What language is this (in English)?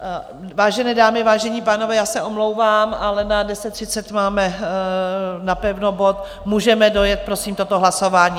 Czech